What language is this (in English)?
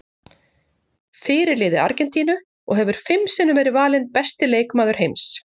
Icelandic